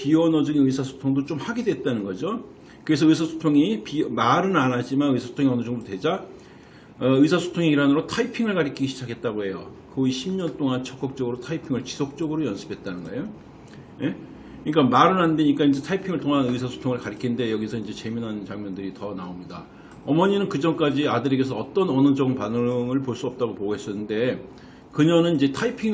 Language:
Korean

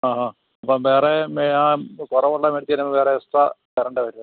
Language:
Malayalam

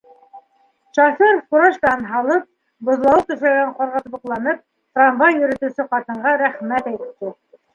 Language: Bashkir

